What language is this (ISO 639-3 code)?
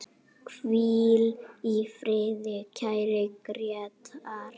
isl